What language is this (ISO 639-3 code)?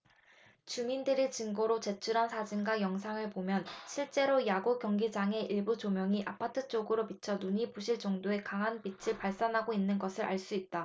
kor